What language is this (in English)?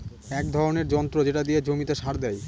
Bangla